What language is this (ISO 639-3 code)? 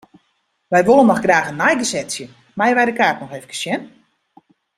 fry